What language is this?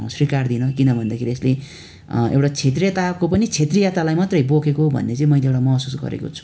Nepali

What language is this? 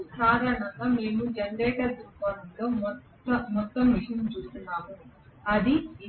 Telugu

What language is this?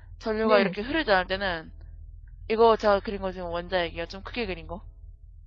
Korean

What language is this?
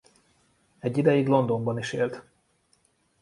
Hungarian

